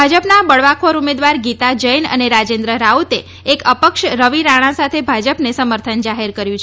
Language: Gujarati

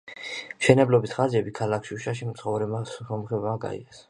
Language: Georgian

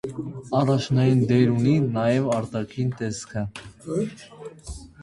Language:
Armenian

